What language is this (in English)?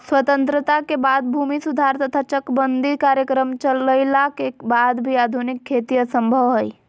Magahi